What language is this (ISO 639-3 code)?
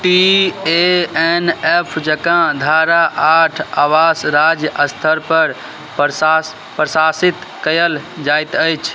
mai